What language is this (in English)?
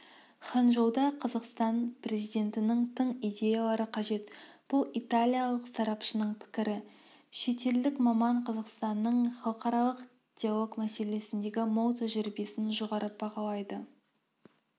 Kazakh